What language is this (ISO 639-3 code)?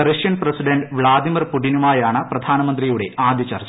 mal